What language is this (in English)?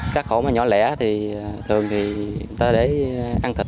Vietnamese